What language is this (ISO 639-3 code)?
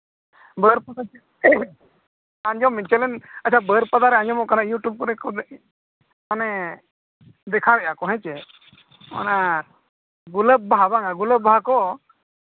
sat